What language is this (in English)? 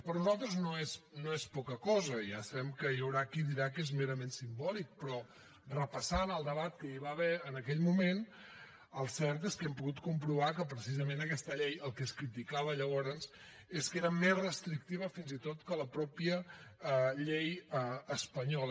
Catalan